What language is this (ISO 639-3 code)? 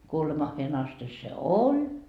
fin